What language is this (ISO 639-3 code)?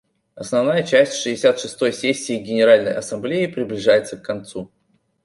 rus